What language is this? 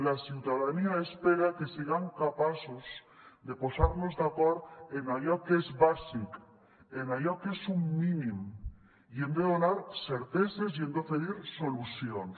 Catalan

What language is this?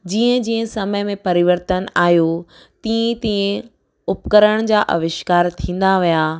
Sindhi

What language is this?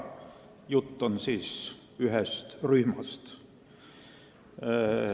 Estonian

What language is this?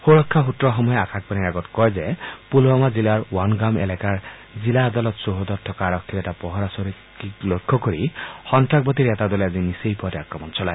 Assamese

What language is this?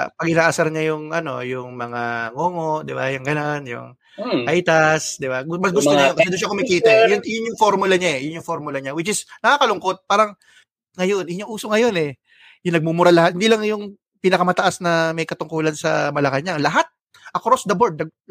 Filipino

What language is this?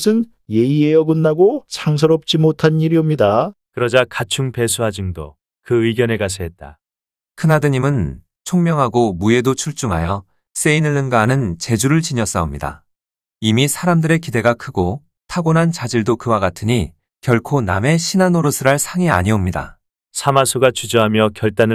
Korean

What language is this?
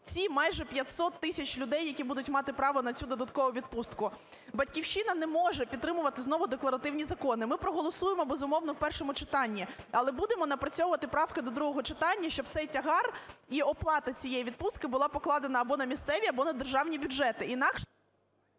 Ukrainian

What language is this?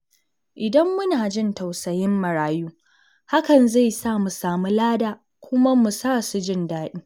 Hausa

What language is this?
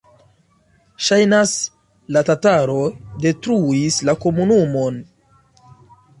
Esperanto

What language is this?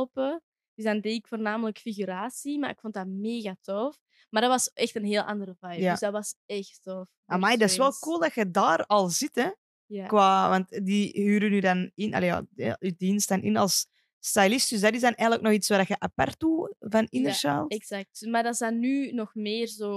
Dutch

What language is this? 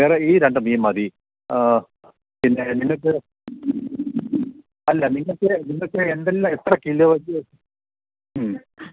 Malayalam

